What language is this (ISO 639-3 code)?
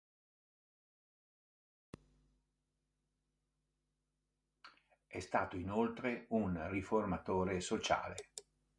ita